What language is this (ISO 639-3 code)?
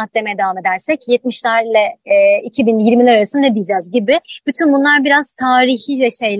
tur